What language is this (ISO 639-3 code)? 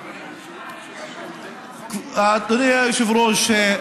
heb